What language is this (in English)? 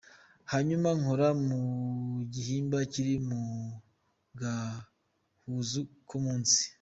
Kinyarwanda